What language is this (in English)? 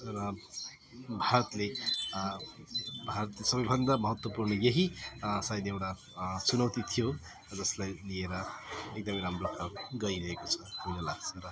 Nepali